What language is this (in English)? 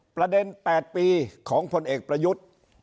Thai